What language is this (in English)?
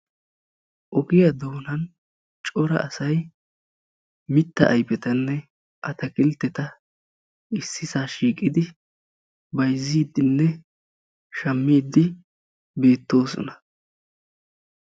Wolaytta